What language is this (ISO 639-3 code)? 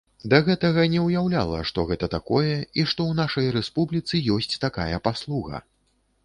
bel